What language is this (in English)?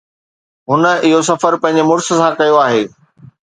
Sindhi